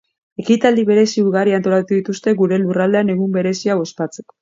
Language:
Basque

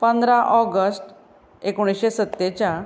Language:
Konkani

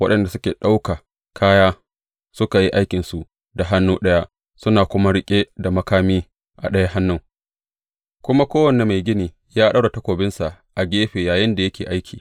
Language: Hausa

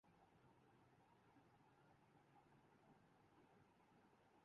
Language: Urdu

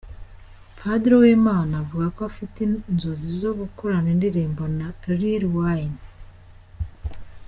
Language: Kinyarwanda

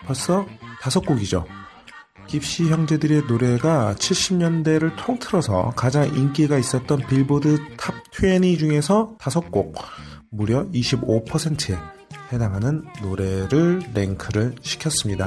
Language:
Korean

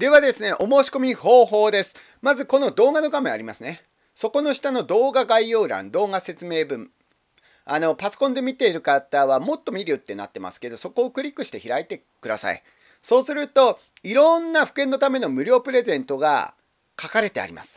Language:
Japanese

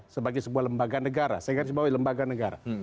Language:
Indonesian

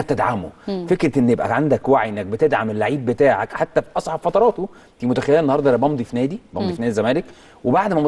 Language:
Arabic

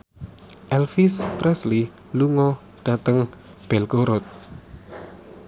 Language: Javanese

